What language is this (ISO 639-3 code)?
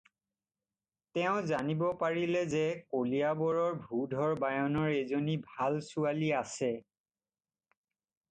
asm